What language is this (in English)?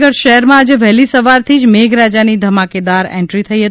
Gujarati